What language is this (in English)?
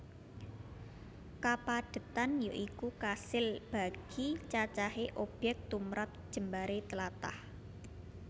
Javanese